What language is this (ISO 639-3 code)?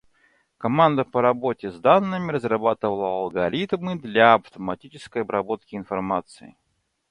rus